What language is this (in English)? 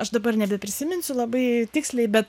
Lithuanian